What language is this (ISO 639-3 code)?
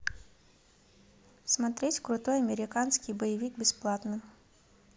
rus